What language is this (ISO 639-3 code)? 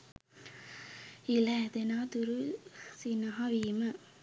sin